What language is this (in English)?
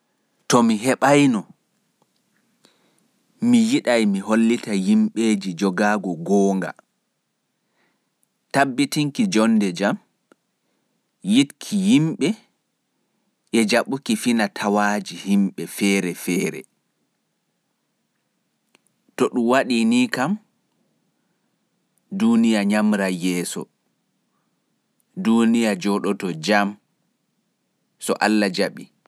Fula